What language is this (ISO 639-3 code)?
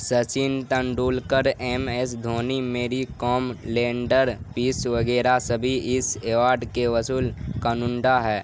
urd